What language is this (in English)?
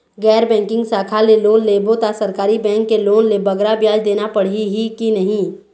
Chhattisgarhi